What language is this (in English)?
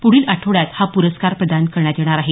Marathi